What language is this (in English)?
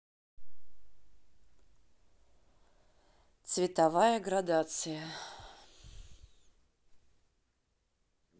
Russian